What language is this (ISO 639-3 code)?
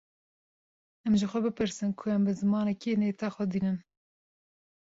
kur